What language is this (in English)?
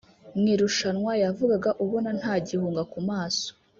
Kinyarwanda